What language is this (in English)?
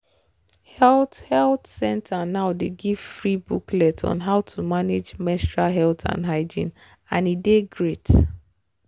Nigerian Pidgin